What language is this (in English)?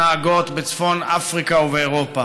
Hebrew